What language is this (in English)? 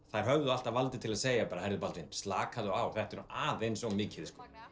Icelandic